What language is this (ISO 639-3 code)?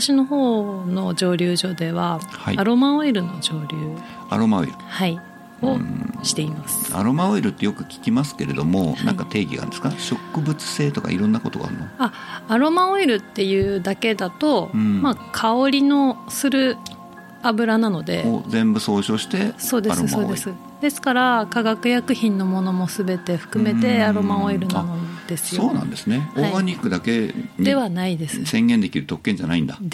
jpn